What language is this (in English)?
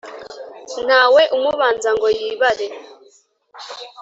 Kinyarwanda